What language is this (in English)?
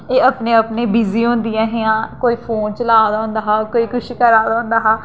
Dogri